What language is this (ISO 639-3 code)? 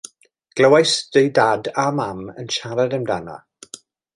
cym